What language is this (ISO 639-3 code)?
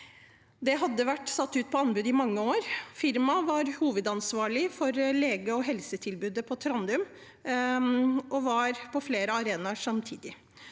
nor